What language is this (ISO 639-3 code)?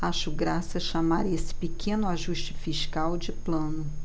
por